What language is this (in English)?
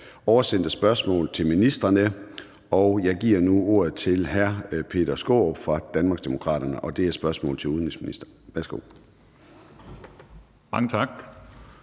Danish